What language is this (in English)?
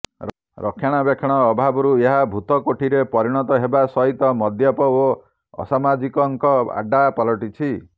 Odia